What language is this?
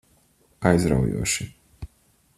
Latvian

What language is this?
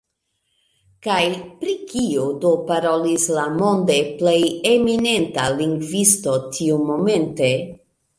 Esperanto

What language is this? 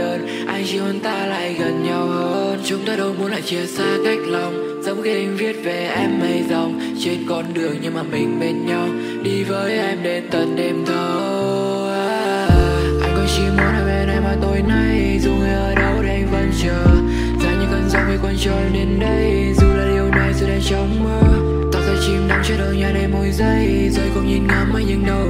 Vietnamese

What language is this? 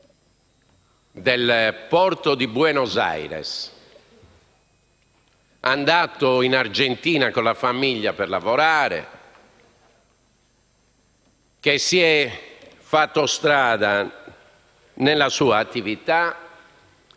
Italian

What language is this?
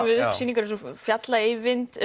Icelandic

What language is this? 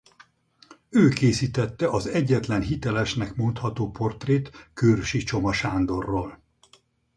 Hungarian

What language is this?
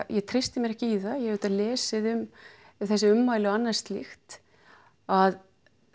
Icelandic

